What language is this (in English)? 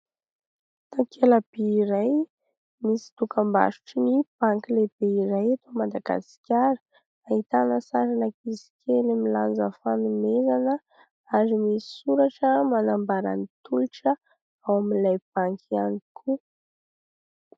Malagasy